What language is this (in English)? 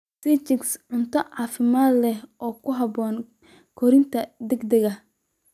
Somali